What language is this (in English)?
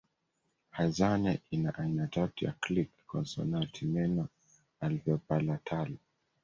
Swahili